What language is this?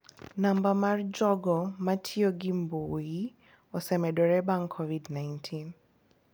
Luo (Kenya and Tanzania)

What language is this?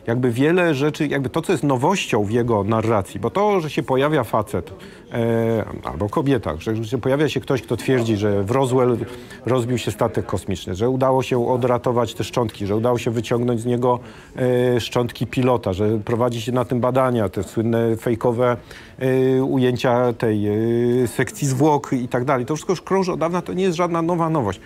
Polish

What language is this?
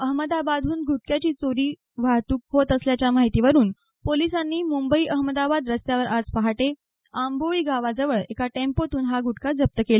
Marathi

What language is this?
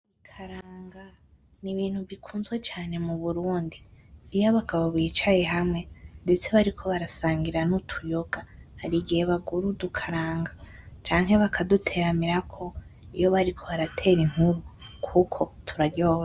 Rundi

